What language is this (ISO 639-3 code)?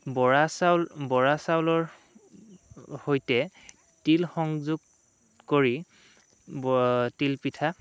asm